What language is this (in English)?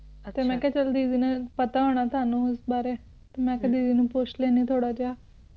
Punjabi